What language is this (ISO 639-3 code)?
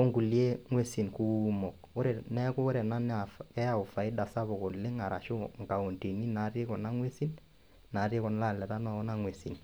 mas